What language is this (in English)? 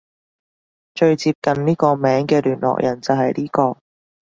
Cantonese